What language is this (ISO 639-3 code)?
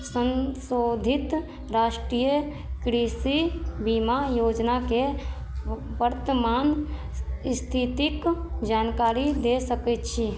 mai